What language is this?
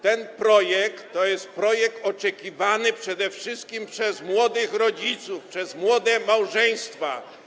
Polish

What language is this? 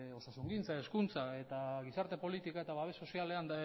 Basque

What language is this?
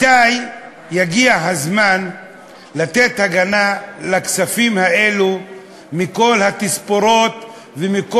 Hebrew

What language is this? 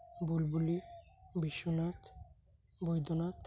Santali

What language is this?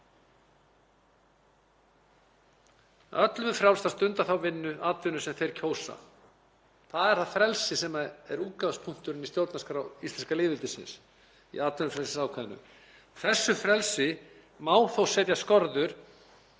Icelandic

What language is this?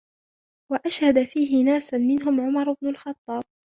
Arabic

